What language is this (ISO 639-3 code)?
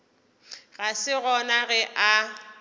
nso